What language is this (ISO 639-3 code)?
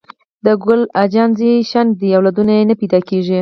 pus